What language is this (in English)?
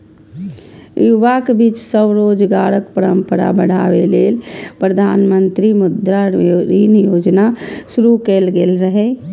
Maithili